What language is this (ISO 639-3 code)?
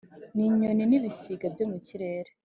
kin